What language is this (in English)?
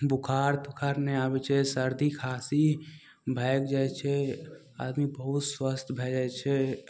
Maithili